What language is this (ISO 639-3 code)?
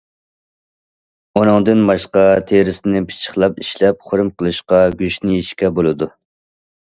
uig